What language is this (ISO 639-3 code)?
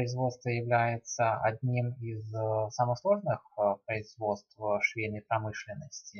rus